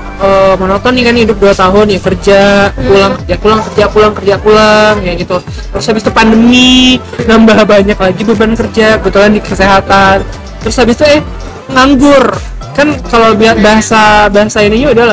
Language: Indonesian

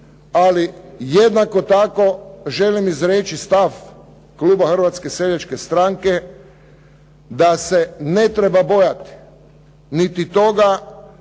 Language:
Croatian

